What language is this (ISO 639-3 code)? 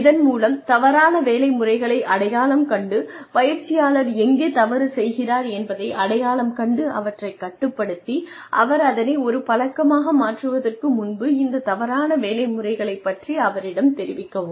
tam